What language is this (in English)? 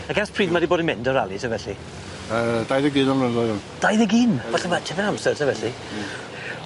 Welsh